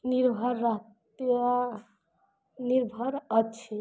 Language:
Maithili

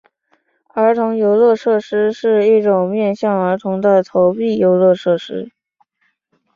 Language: Chinese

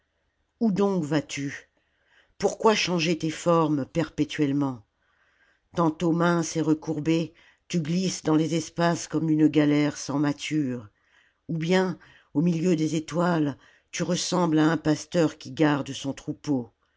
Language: French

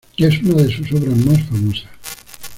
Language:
Spanish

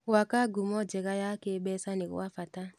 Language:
Kikuyu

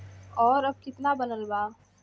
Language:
Bhojpuri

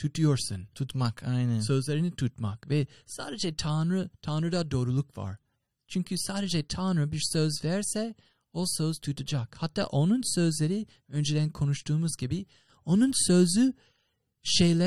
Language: Turkish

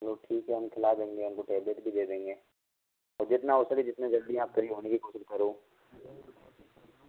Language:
Hindi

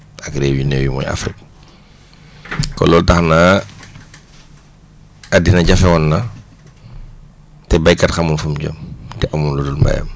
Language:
Wolof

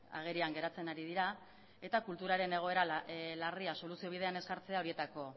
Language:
Basque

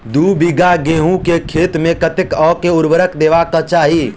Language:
Maithili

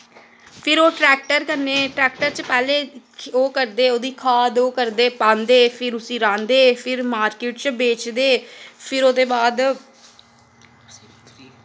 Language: Dogri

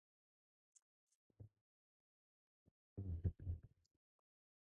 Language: Japanese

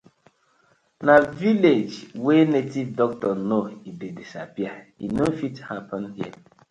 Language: Nigerian Pidgin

